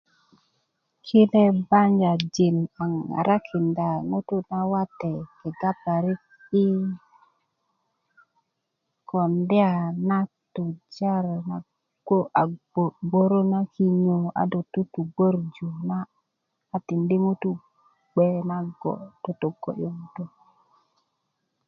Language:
Kuku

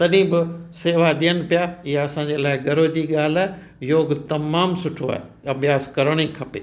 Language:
Sindhi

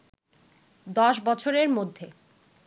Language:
Bangla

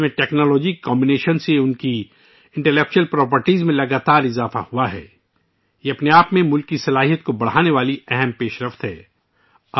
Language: Urdu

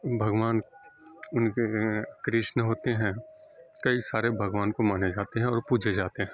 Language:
Urdu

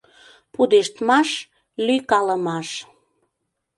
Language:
Mari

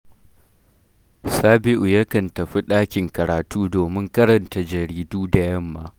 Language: Hausa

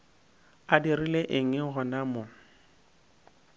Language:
Northern Sotho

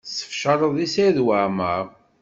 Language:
Kabyle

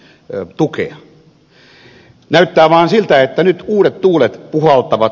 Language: Finnish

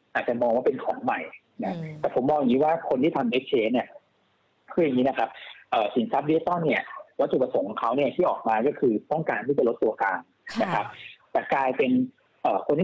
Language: Thai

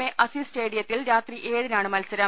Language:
Malayalam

